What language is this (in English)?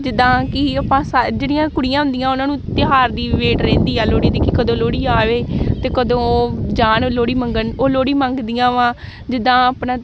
Punjabi